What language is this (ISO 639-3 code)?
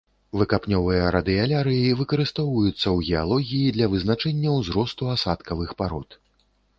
bel